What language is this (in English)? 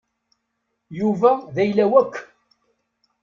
Kabyle